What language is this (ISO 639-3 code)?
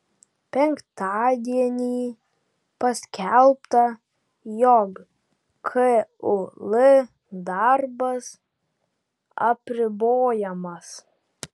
lit